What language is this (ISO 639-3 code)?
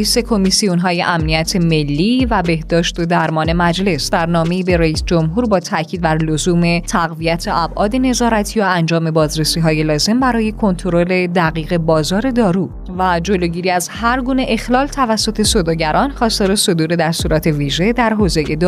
fas